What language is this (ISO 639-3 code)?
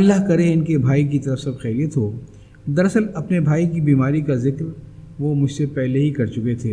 urd